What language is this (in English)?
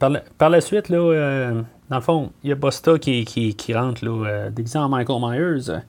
French